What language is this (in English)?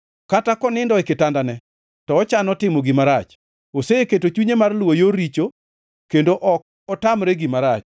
Luo (Kenya and Tanzania)